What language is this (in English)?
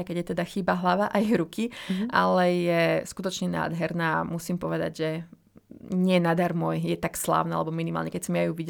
Slovak